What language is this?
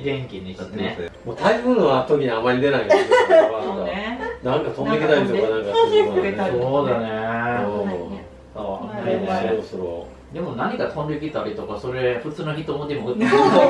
Japanese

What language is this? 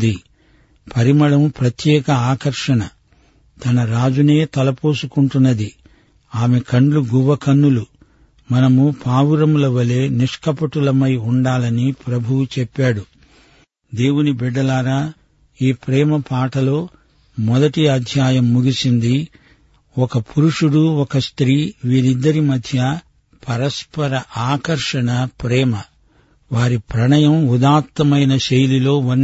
Telugu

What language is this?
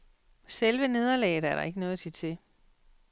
Danish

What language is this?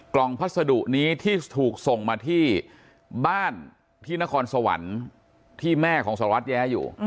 Thai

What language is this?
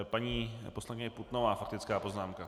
Czech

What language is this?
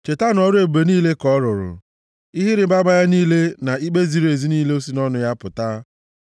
Igbo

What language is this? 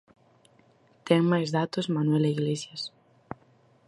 Galician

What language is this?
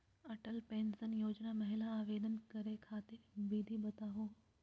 Magahi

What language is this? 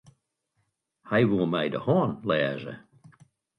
Western Frisian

